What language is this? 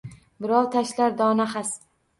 Uzbek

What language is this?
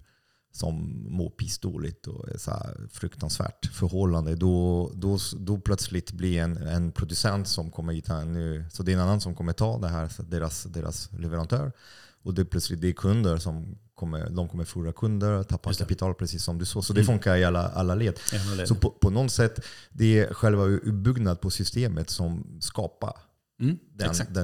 Swedish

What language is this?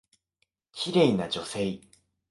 Japanese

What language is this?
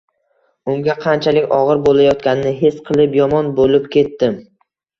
Uzbek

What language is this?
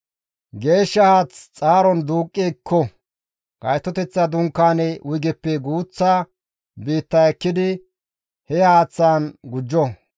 Gamo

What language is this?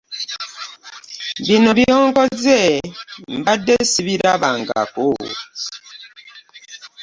Ganda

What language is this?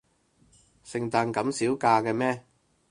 Cantonese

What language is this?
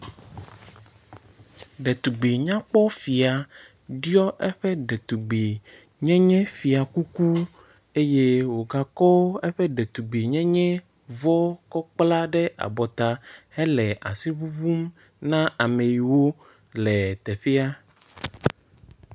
Ewe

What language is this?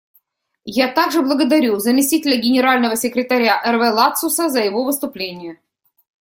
Russian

